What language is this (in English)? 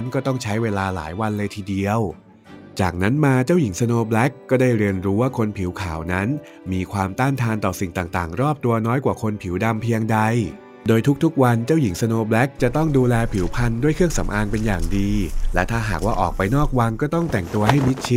Thai